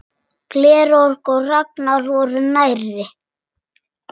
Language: Icelandic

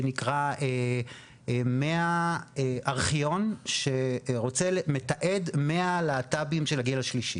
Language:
Hebrew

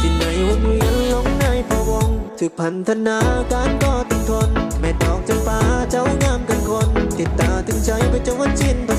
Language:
Thai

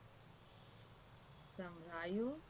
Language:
Gujarati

